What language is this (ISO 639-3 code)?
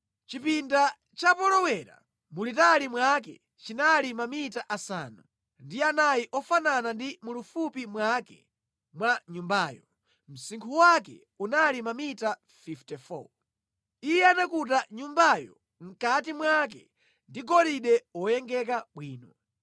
nya